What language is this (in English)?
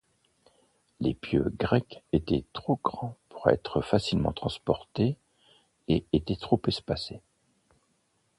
French